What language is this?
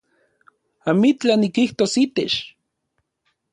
Central Puebla Nahuatl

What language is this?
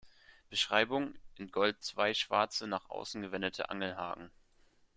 German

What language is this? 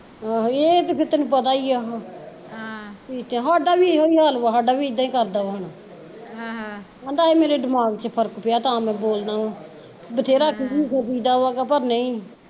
Punjabi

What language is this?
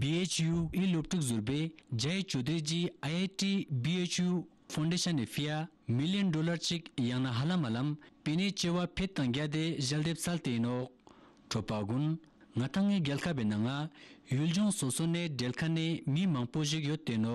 Romanian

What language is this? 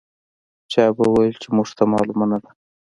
Pashto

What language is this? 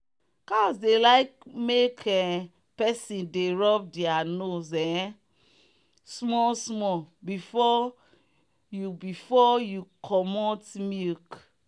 Nigerian Pidgin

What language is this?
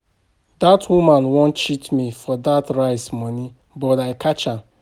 Nigerian Pidgin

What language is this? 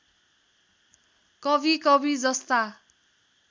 Nepali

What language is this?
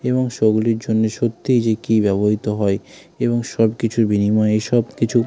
Bangla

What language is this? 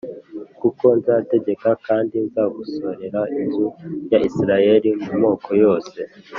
Kinyarwanda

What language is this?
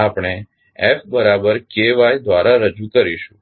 Gujarati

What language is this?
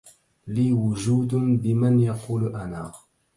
Arabic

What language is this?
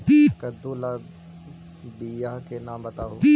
Magahi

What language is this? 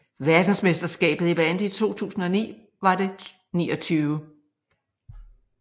Danish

